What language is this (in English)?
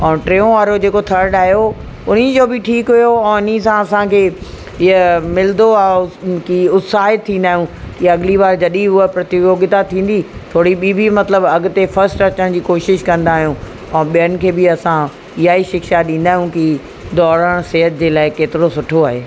Sindhi